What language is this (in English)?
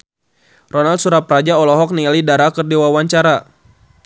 Sundanese